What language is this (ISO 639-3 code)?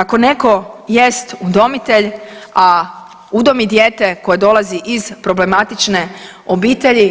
hrv